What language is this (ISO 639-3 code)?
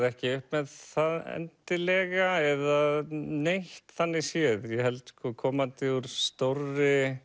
isl